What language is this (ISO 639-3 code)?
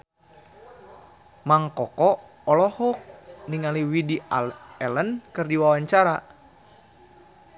sun